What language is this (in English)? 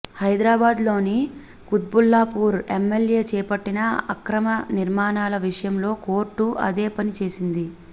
Telugu